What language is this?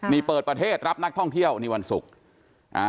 Thai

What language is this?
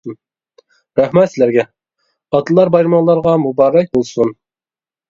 Uyghur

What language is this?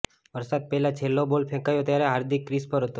Gujarati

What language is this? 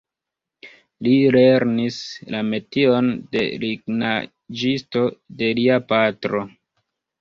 Esperanto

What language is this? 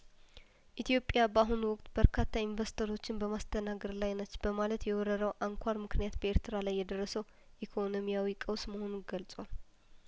Amharic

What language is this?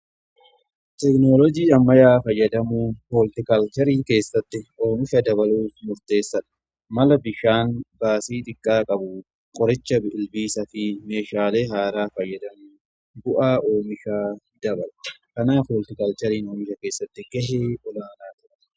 Oromo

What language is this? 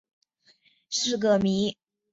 Chinese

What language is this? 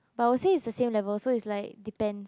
English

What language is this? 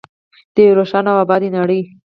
Pashto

